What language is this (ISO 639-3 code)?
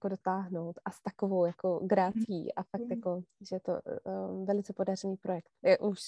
ces